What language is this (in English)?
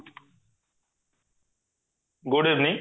Odia